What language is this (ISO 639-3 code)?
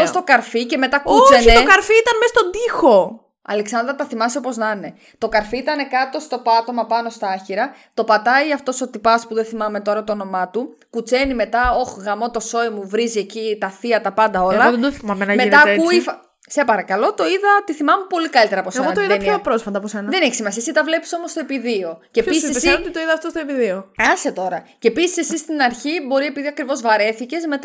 ell